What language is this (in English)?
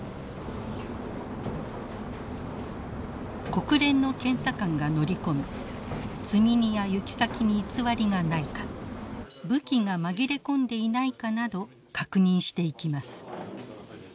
Japanese